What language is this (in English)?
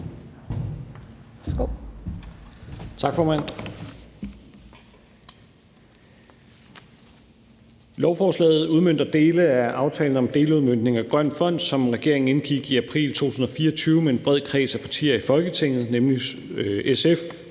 Danish